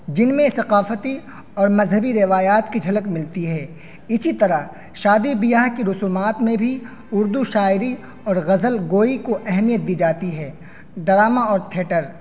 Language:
Urdu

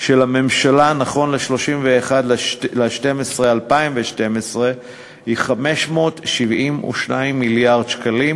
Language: Hebrew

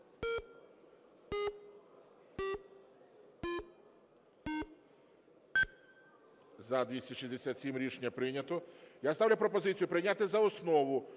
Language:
Ukrainian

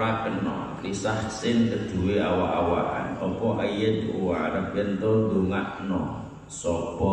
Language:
Indonesian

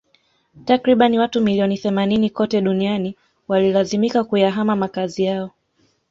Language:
Swahili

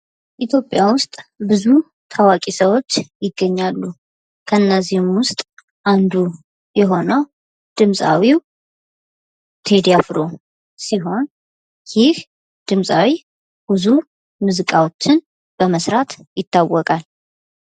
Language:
Amharic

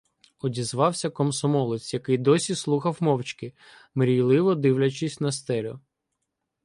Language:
Ukrainian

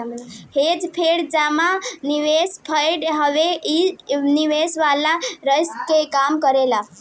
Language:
Bhojpuri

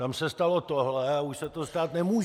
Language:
Czech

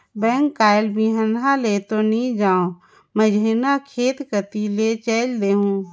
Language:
Chhattisgarhi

